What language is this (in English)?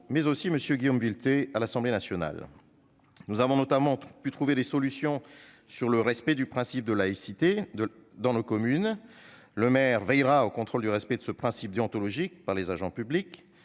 French